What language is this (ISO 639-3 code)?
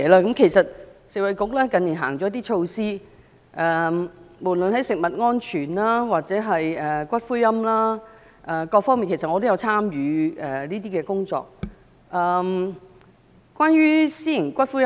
yue